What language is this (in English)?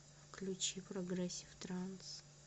Russian